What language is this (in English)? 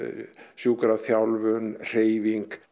Icelandic